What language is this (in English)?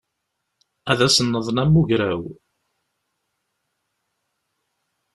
Kabyle